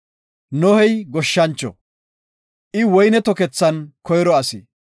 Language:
Gofa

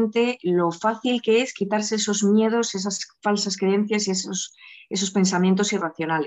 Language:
Spanish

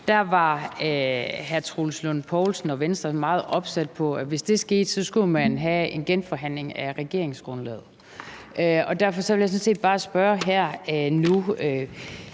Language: Danish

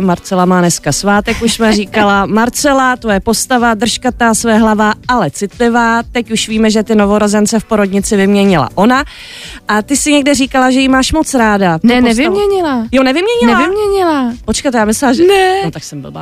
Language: Czech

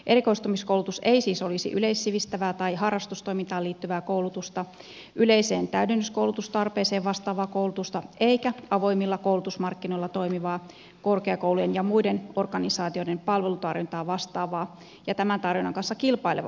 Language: Finnish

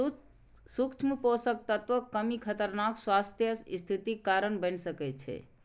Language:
Maithili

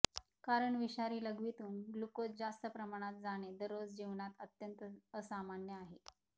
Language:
Marathi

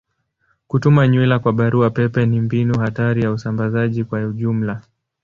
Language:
Swahili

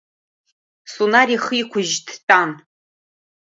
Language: Abkhazian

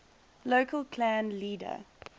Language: English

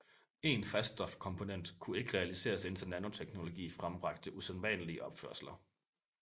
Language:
Danish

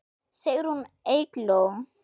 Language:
Icelandic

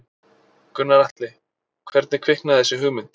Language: Icelandic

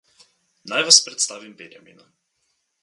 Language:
Slovenian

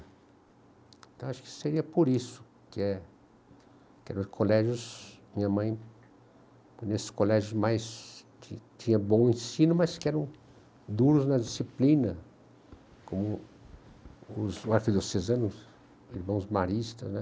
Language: Portuguese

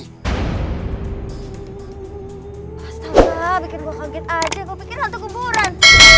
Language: Indonesian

